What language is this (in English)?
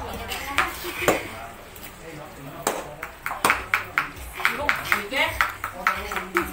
Indonesian